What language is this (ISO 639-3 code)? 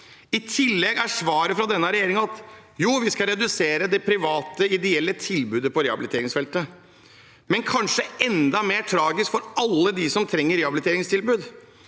nor